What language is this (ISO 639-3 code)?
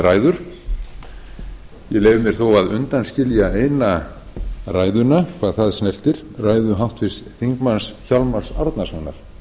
isl